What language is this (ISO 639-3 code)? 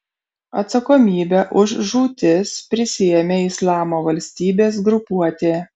lit